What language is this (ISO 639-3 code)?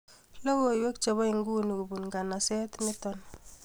kln